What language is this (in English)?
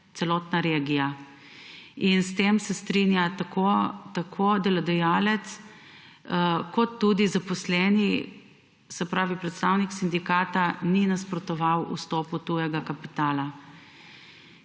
Slovenian